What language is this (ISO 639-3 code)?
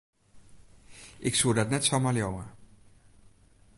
fry